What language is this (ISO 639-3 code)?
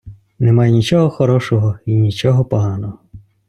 ukr